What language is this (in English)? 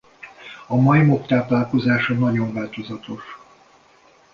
Hungarian